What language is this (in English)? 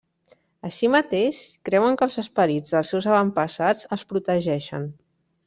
Catalan